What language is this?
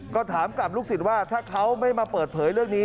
Thai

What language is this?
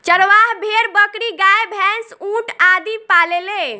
Bhojpuri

